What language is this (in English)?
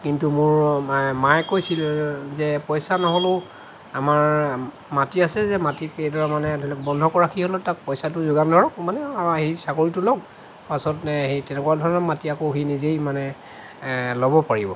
Assamese